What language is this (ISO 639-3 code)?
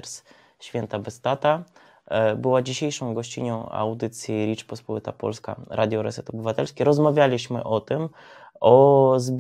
pol